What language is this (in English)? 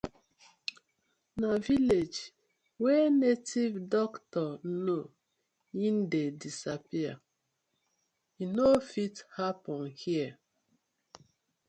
Nigerian Pidgin